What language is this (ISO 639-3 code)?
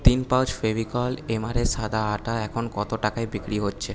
ben